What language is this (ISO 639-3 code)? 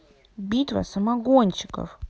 rus